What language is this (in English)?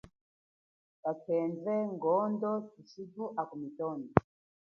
Chokwe